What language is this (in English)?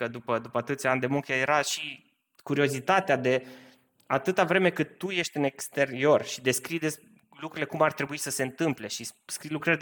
Romanian